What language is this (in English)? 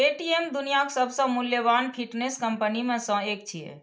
Maithili